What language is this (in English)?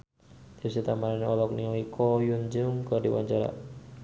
Sundanese